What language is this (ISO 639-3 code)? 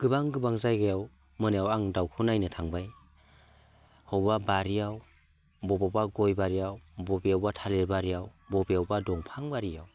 brx